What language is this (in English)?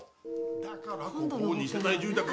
Japanese